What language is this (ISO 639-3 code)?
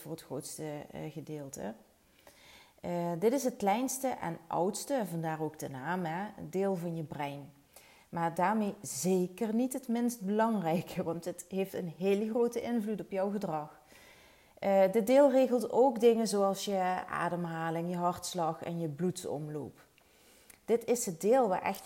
nld